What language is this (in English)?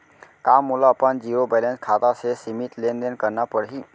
Chhattisgarhi